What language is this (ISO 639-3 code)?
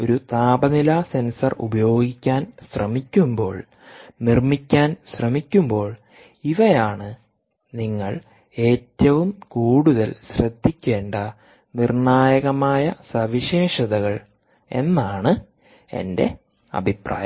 mal